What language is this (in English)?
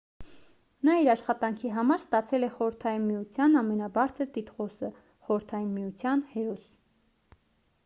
Armenian